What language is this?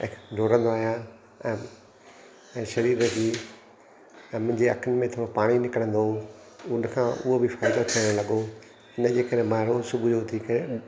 Sindhi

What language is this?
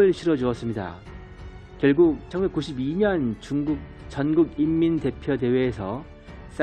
Korean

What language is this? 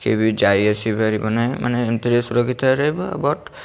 Odia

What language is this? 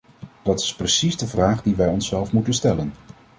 Dutch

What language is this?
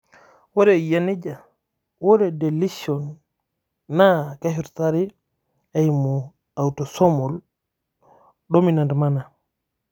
Masai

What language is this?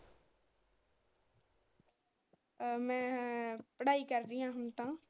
Punjabi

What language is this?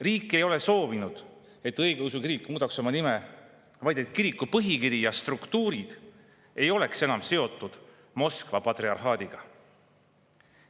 Estonian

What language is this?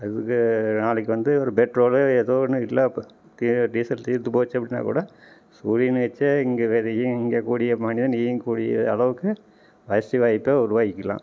Tamil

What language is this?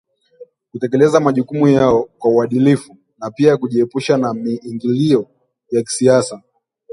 Swahili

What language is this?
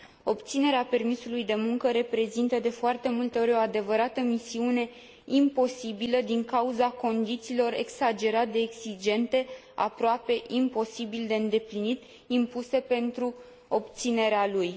Romanian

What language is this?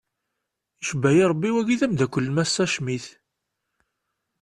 Kabyle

